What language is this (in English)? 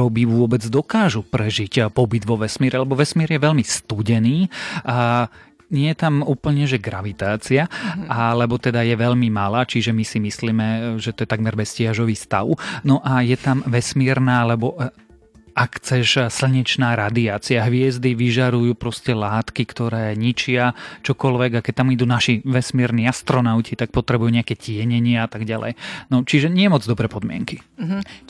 Slovak